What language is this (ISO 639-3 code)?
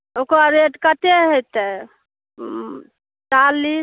mai